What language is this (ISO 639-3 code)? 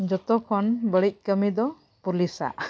sat